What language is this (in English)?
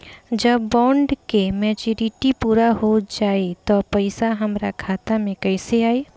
Bhojpuri